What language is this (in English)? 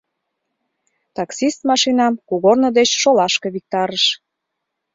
Mari